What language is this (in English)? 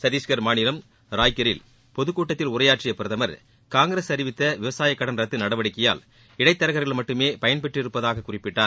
Tamil